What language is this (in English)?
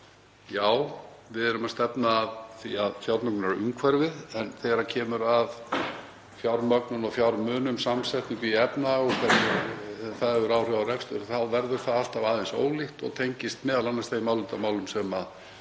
Icelandic